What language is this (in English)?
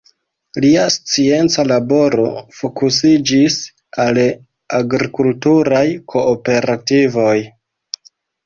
Esperanto